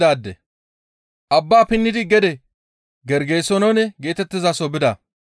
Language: Gamo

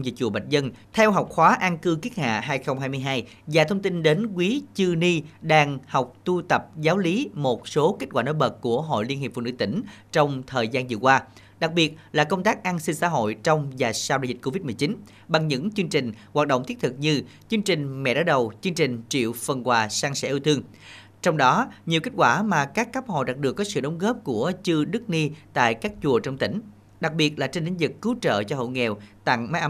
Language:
Vietnamese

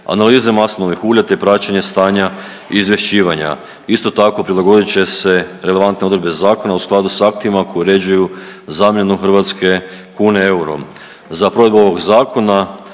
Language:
Croatian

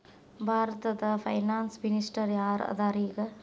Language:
Kannada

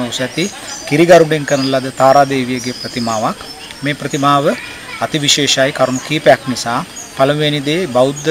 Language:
Indonesian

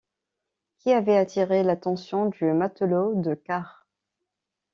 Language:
French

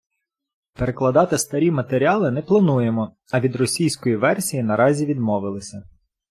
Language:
Ukrainian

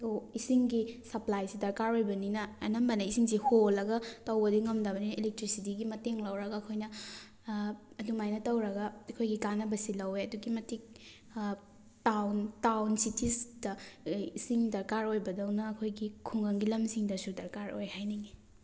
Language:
Manipuri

